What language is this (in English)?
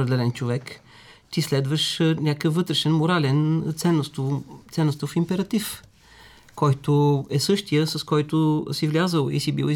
Bulgarian